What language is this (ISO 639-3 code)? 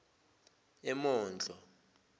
zul